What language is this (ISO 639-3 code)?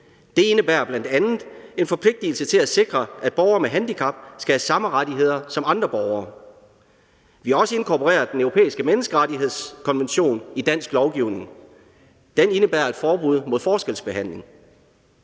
dan